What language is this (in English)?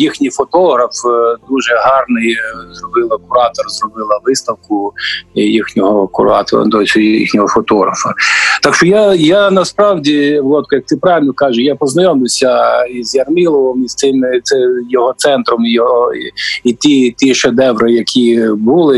Ukrainian